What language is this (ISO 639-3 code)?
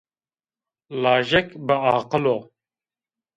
zza